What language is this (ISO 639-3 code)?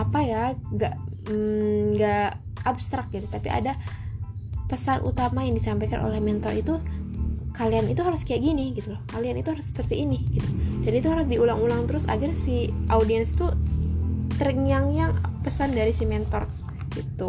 ind